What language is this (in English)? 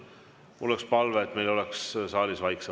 Estonian